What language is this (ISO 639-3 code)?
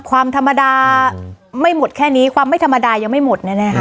tha